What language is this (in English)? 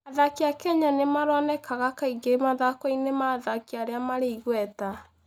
Kikuyu